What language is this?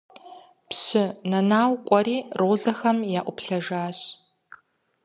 Kabardian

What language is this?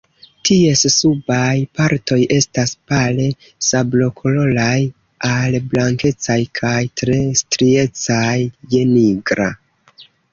Esperanto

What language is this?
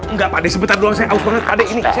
Indonesian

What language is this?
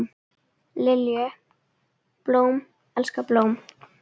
Icelandic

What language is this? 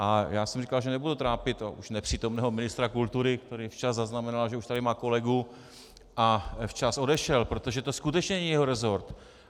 Czech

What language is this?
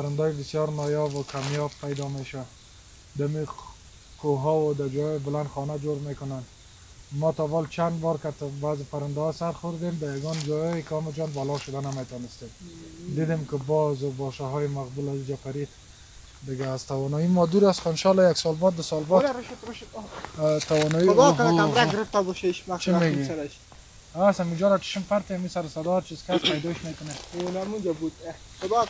Persian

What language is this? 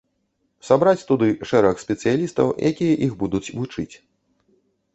Belarusian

